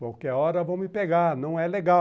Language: Portuguese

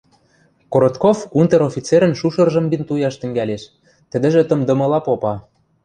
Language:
Western Mari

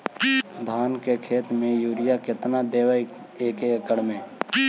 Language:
Magahi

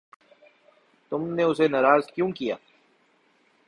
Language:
Urdu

